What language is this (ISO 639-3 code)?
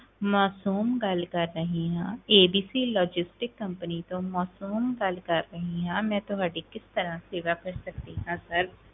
pan